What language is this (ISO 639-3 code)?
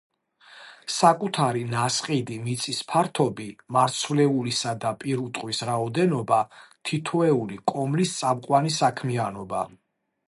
kat